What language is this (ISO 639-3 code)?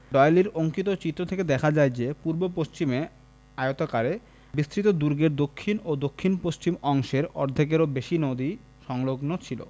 ben